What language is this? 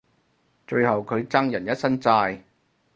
Cantonese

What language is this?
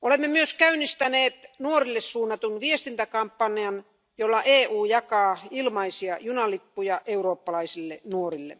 Finnish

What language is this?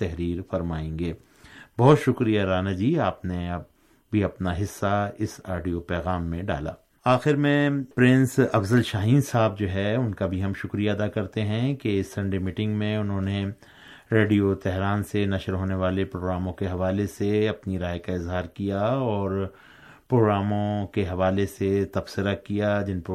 Urdu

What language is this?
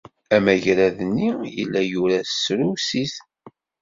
Kabyle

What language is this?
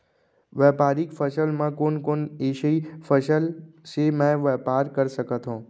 Chhattisgarhi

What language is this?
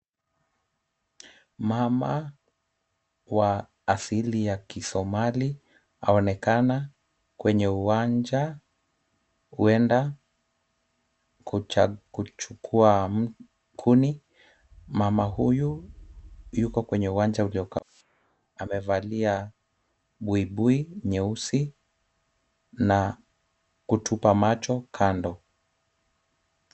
Swahili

